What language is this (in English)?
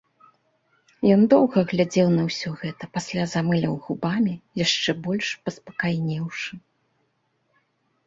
Belarusian